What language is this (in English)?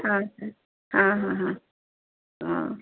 Odia